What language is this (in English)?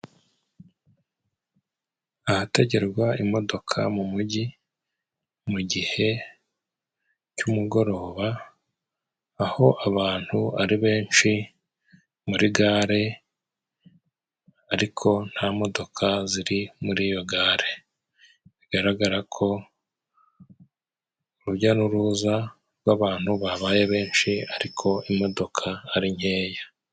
Kinyarwanda